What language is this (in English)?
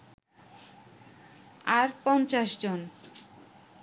Bangla